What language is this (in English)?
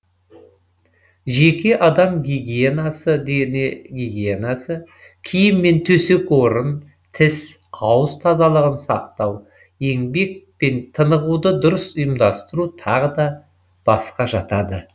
Kazakh